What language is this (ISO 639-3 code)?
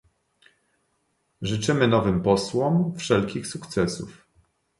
pol